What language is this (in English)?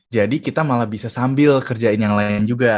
Indonesian